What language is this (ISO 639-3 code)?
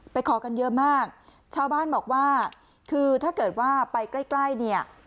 tha